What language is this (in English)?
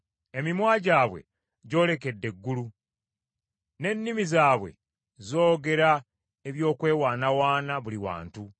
Ganda